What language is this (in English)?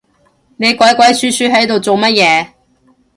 Cantonese